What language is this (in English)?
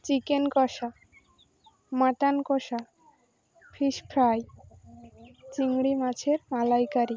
Bangla